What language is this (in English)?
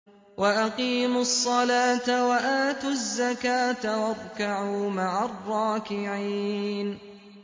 Arabic